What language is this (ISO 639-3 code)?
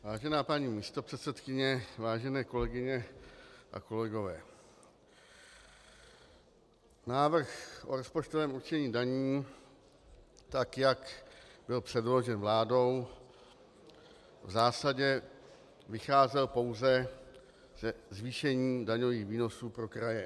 ces